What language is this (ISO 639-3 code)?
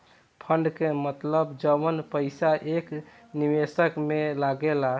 bho